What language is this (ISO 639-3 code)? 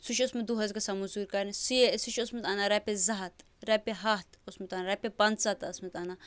kas